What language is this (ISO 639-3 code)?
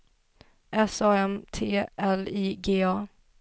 swe